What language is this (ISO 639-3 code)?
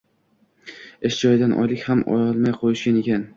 uzb